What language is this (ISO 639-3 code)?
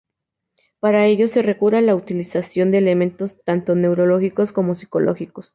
spa